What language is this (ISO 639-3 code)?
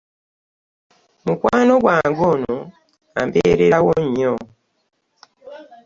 lug